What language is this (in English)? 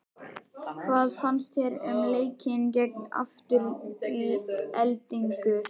Icelandic